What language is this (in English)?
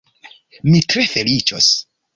Esperanto